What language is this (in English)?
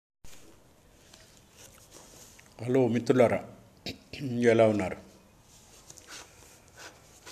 Telugu